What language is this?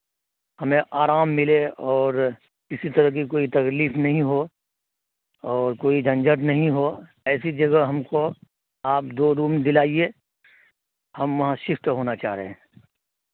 Urdu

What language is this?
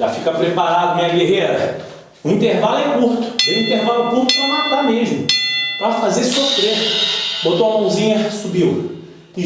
Portuguese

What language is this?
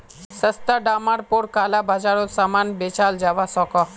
Magahi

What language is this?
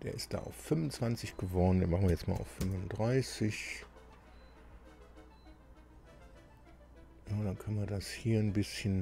German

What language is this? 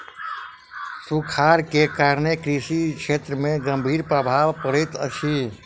Maithili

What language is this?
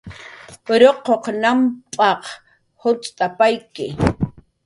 Jaqaru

